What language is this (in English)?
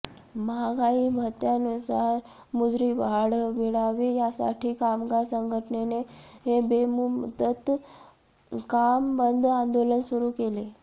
Marathi